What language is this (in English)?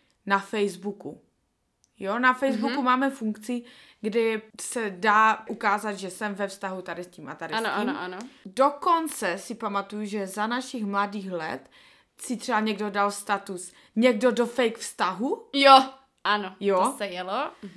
Czech